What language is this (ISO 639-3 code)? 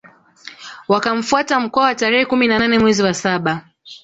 swa